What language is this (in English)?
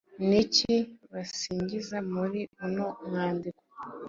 Kinyarwanda